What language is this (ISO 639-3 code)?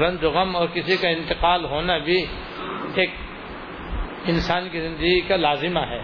urd